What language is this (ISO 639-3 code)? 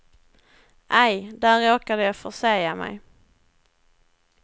swe